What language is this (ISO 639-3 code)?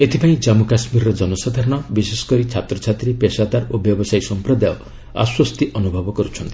ori